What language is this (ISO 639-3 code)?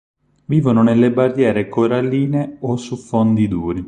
ita